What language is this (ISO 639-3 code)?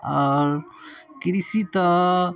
mai